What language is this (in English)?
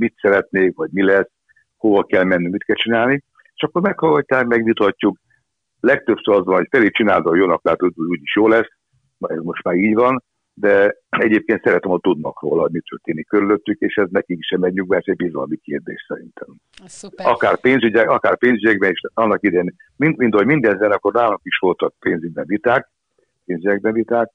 Hungarian